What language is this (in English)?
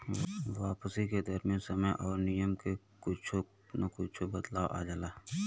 Bhojpuri